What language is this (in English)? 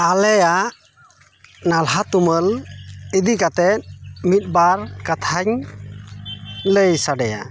Santali